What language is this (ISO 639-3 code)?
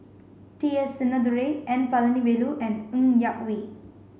eng